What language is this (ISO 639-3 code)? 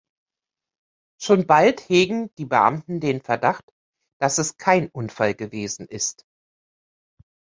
deu